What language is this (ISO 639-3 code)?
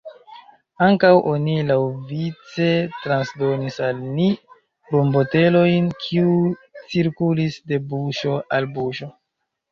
epo